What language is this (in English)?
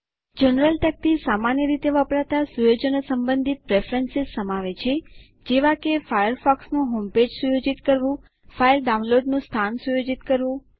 Gujarati